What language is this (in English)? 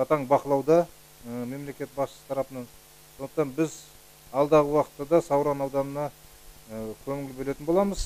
Turkish